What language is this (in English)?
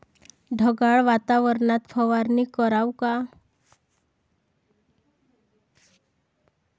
Marathi